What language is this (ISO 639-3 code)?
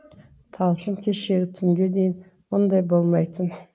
kaz